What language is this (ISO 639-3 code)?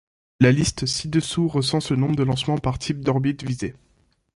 fra